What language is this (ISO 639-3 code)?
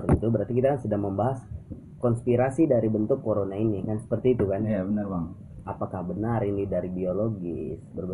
ind